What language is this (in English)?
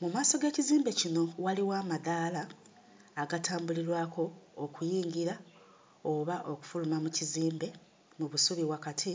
Ganda